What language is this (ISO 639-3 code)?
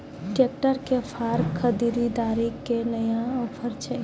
mai